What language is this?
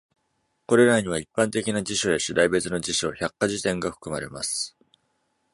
Japanese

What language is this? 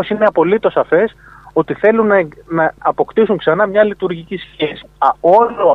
Greek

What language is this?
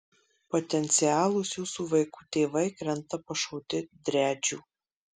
Lithuanian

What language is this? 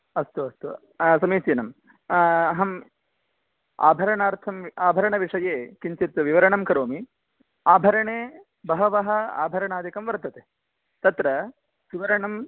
Sanskrit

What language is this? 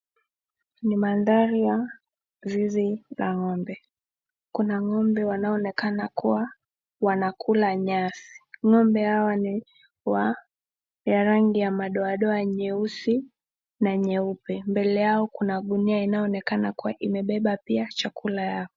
Swahili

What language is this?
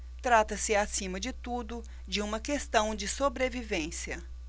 Portuguese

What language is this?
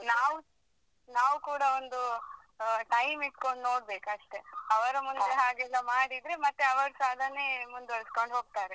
Kannada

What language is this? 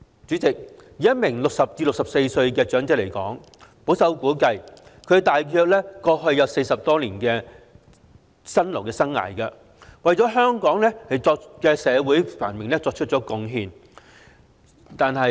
Cantonese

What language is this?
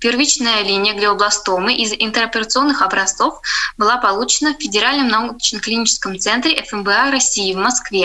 Russian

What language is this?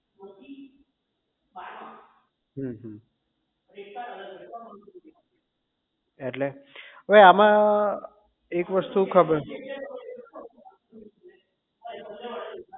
Gujarati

